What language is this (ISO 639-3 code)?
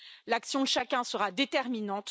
fra